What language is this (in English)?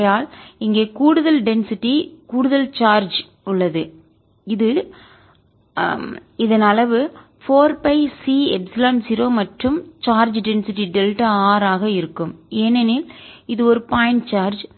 Tamil